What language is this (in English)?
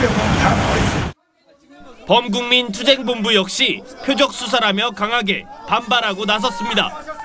Korean